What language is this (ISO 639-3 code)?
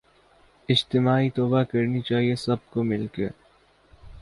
urd